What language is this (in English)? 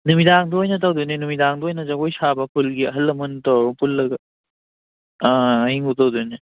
Manipuri